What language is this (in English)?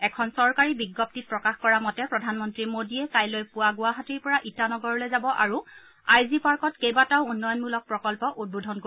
Assamese